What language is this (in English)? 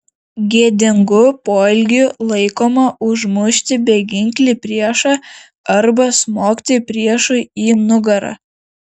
Lithuanian